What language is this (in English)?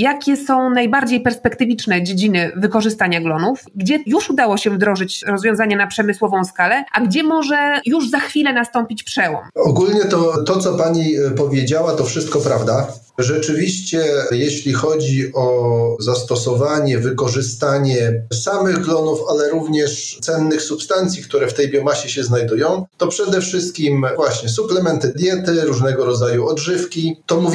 Polish